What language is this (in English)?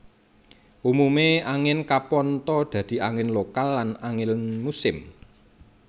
Javanese